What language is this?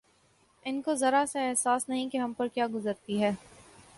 Urdu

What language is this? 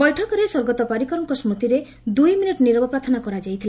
Odia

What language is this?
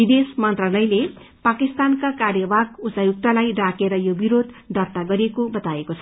Nepali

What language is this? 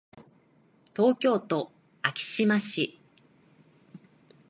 Japanese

